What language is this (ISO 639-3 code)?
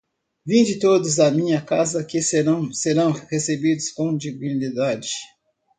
por